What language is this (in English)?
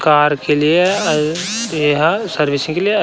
Chhattisgarhi